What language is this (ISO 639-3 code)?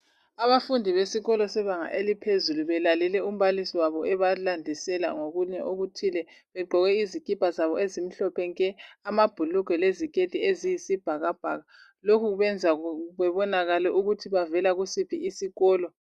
nde